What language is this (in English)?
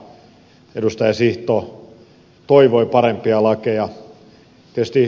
Finnish